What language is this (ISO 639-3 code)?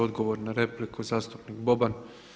hrv